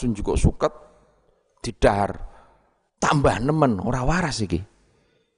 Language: Indonesian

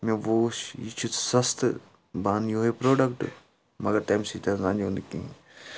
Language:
Kashmiri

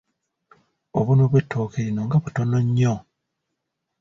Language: Ganda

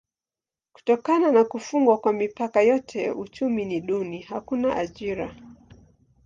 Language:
Swahili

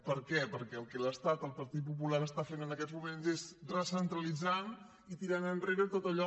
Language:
Catalan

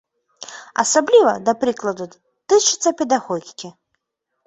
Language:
Belarusian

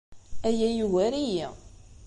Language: Kabyle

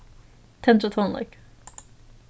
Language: Faroese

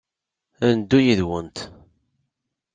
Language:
Kabyle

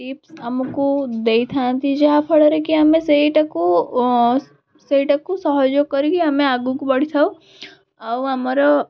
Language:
Odia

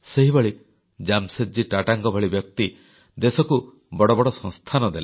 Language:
Odia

